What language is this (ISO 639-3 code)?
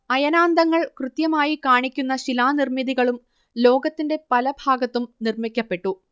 mal